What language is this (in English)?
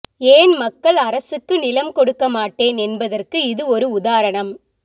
Tamil